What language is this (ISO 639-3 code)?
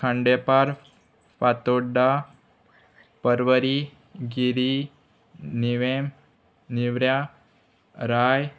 kok